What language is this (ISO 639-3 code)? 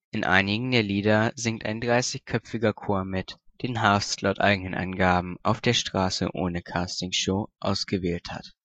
deu